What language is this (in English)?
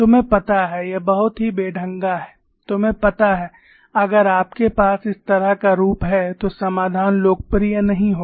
Hindi